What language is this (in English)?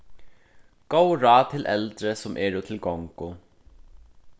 Faroese